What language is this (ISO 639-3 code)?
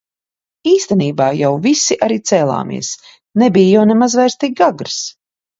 lav